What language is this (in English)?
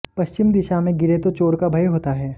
Hindi